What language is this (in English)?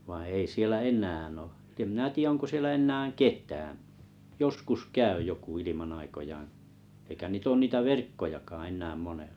Finnish